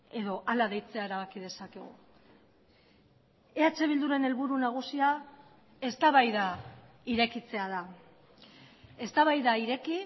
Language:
Basque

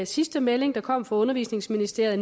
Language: Danish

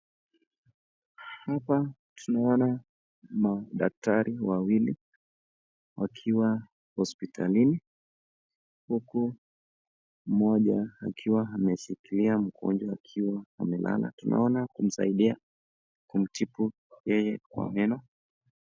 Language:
Swahili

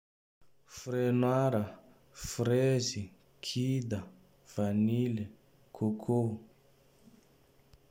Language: Tandroy-Mahafaly Malagasy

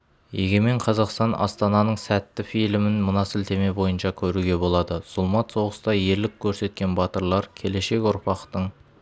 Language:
Kazakh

